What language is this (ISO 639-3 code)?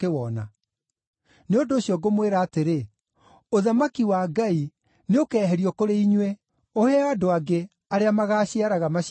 kik